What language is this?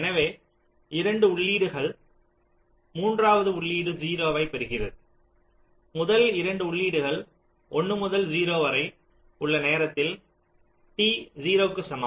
Tamil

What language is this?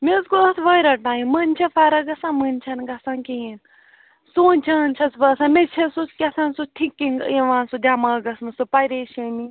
Kashmiri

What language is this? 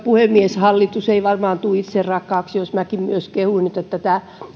Finnish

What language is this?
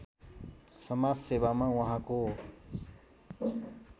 Nepali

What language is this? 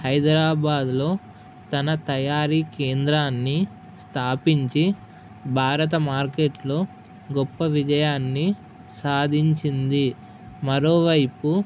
Telugu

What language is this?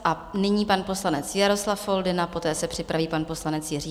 Czech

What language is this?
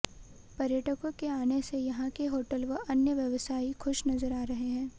Hindi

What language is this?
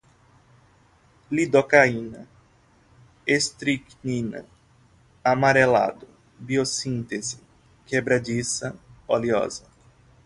Portuguese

